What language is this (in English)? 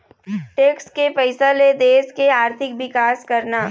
Chhattisgarhi